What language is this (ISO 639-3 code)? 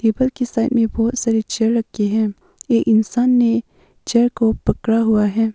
hin